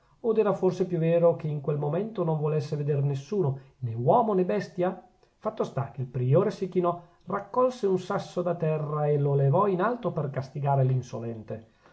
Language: Italian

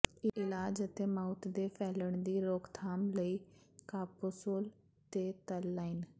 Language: Punjabi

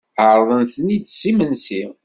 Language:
Kabyle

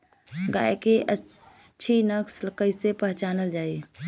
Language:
Bhojpuri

